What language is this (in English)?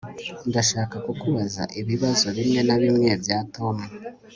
Kinyarwanda